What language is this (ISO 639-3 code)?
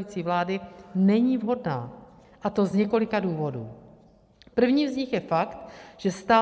ces